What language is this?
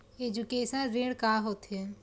Chhattisgarhi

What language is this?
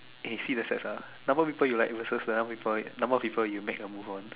English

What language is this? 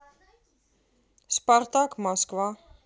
Russian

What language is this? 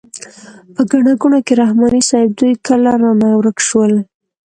Pashto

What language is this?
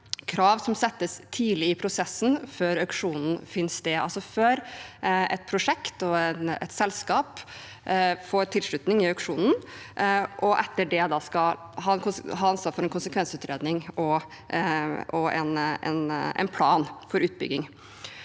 Norwegian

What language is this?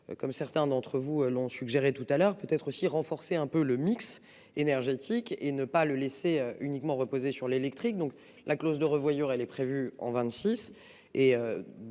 French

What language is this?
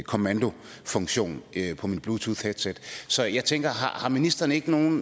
Danish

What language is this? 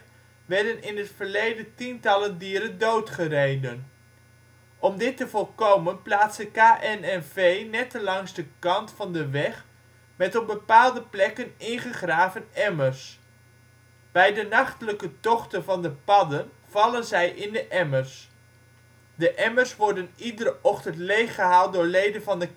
Dutch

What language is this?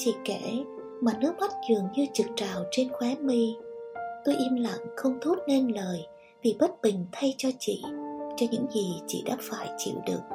Vietnamese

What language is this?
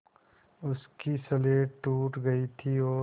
Hindi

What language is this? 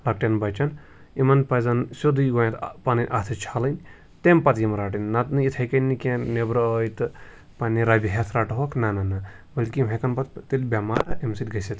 Kashmiri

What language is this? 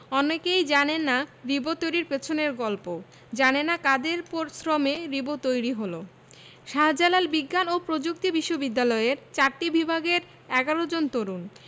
Bangla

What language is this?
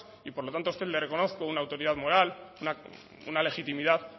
Spanish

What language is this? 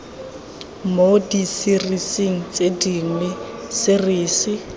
Tswana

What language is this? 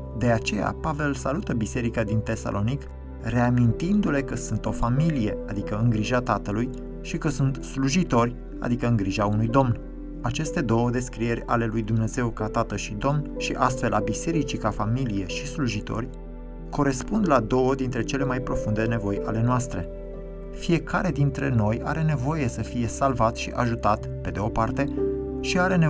Romanian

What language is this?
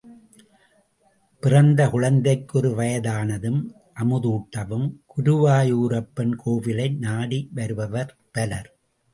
Tamil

